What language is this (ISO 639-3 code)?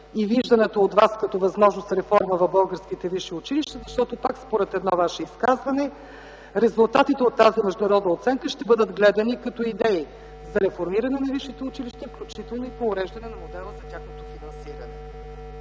bul